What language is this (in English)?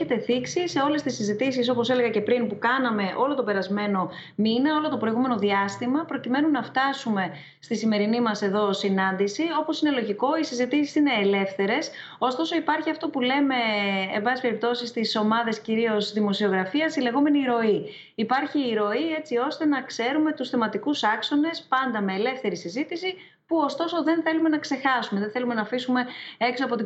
Greek